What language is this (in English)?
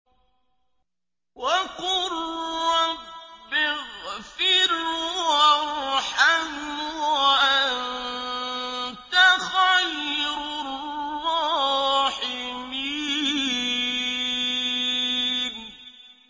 Arabic